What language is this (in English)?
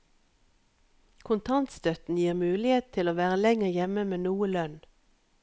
Norwegian